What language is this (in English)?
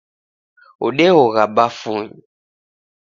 Taita